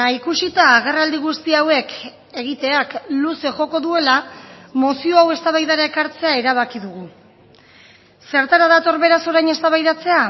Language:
Basque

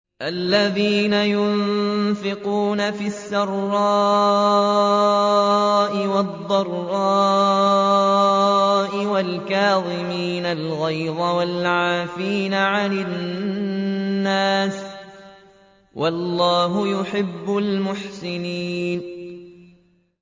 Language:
Arabic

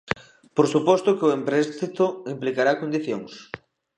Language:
Galician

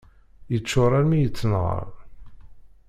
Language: Kabyle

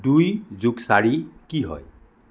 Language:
Assamese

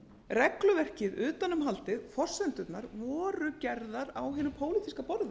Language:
Icelandic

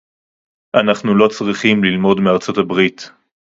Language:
Hebrew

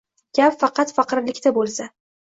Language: Uzbek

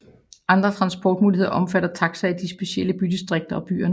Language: Danish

